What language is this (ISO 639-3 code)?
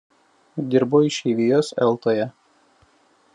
lit